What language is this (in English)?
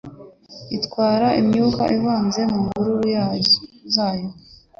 Kinyarwanda